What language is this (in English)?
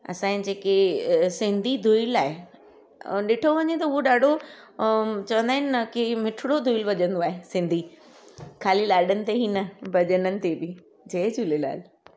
Sindhi